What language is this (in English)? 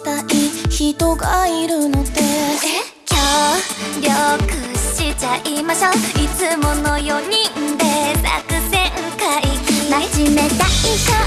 Korean